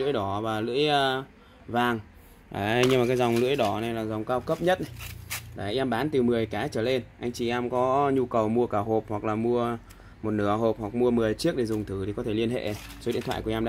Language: Vietnamese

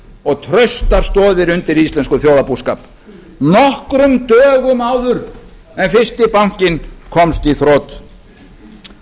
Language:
Icelandic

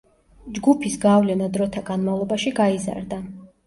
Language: Georgian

